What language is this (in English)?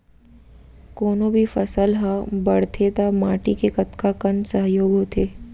Chhattisgarhi